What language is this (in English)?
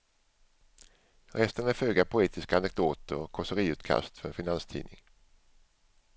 Swedish